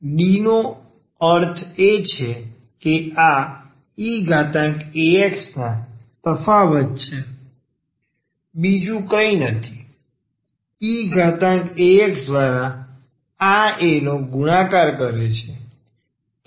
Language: Gujarati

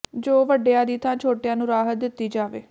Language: Punjabi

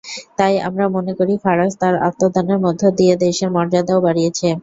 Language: Bangla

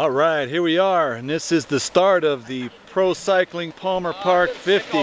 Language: English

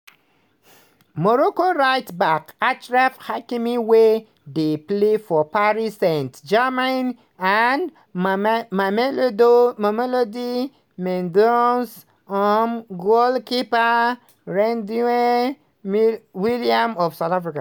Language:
Nigerian Pidgin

